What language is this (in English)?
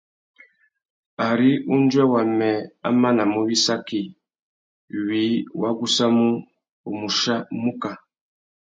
Tuki